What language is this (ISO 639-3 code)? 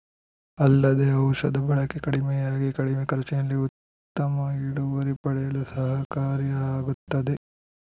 kan